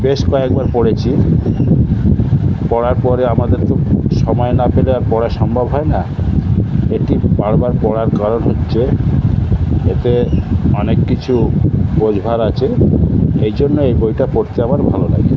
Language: Bangla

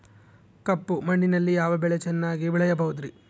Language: Kannada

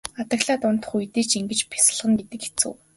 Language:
Mongolian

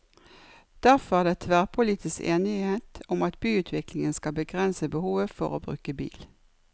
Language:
Norwegian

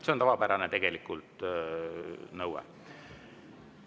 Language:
Estonian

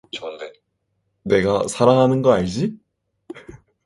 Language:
Korean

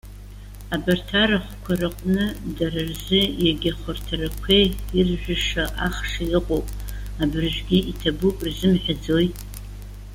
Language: Abkhazian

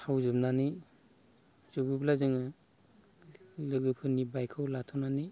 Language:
Bodo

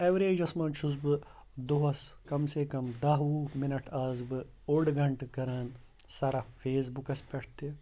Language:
Kashmiri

